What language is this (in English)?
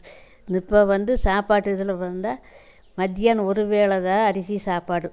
Tamil